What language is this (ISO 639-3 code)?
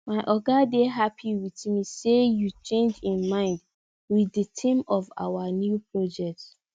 pcm